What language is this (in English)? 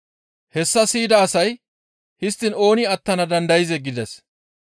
Gamo